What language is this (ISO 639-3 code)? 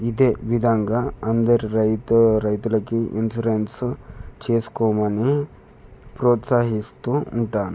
tel